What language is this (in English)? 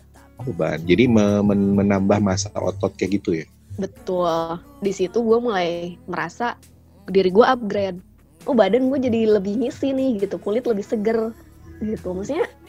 Indonesian